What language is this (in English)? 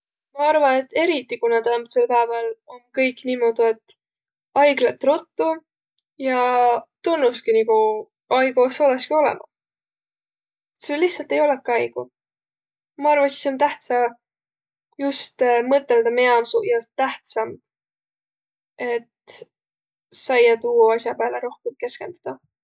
Võro